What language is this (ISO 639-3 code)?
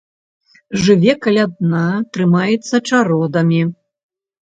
bel